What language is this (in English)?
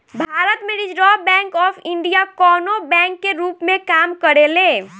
Bhojpuri